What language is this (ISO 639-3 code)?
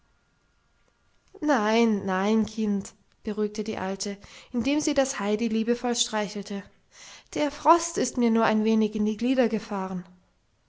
deu